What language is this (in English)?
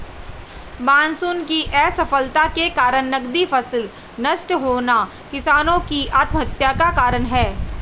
Hindi